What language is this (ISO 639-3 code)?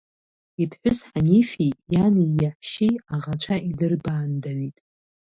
abk